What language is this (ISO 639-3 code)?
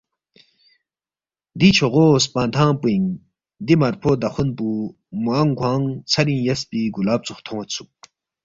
bft